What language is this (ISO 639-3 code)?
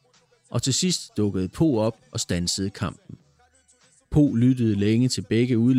dan